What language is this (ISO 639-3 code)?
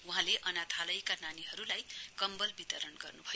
nep